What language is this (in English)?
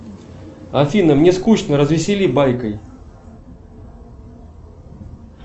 Russian